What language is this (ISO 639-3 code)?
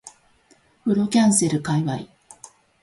jpn